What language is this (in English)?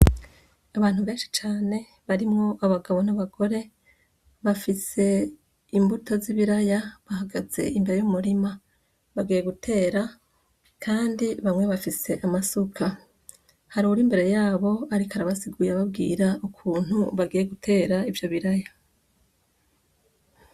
Rundi